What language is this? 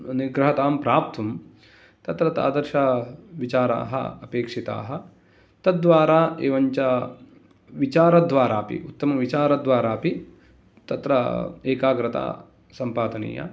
Sanskrit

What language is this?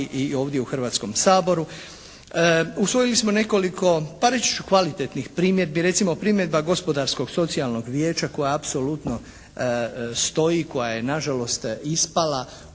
Croatian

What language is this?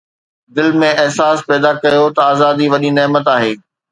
Sindhi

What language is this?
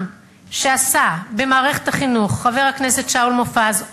Hebrew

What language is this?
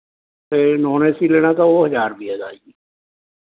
Punjabi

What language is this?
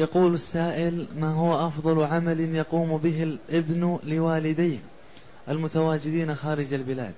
Arabic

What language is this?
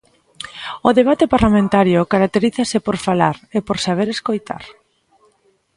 Galician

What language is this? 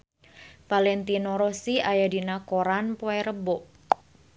Sundanese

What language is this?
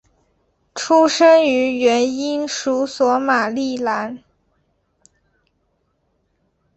Chinese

